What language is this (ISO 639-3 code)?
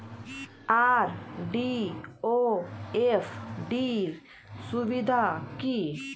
ben